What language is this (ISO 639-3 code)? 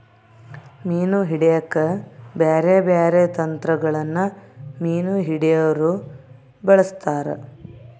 kan